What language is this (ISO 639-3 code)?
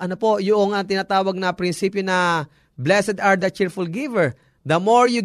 fil